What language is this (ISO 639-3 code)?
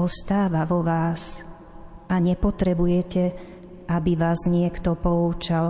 slk